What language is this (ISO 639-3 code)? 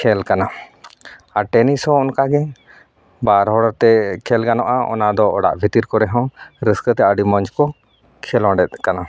sat